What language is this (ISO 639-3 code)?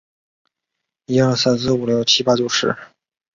zho